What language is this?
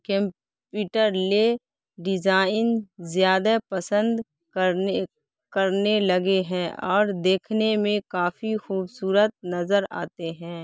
Urdu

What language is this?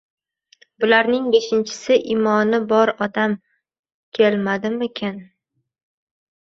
Uzbek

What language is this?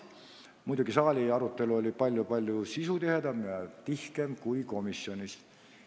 Estonian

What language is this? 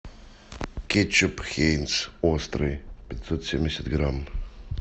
Russian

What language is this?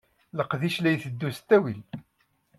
Kabyle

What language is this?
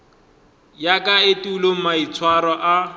Northern Sotho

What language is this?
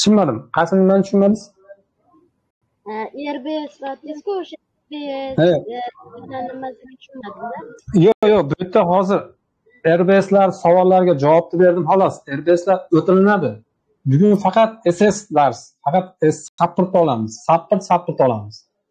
Turkish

